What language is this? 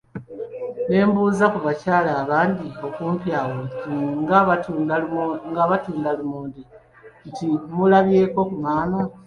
Ganda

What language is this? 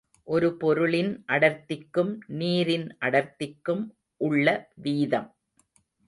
Tamil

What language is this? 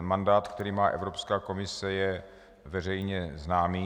Czech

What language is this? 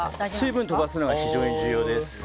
Japanese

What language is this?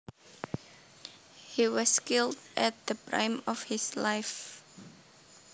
Javanese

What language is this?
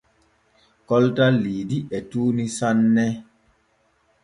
Borgu Fulfulde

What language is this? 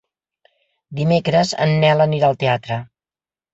Catalan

